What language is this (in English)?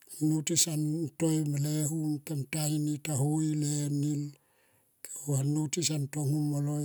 Tomoip